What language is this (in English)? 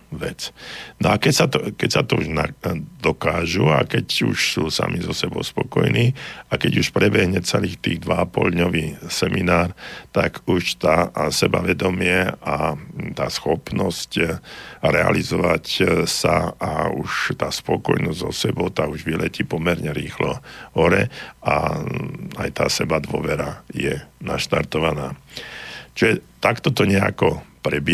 Slovak